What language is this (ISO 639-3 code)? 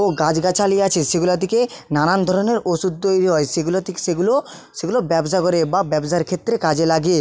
ben